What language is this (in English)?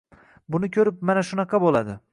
Uzbek